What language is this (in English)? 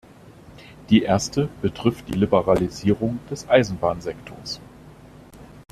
German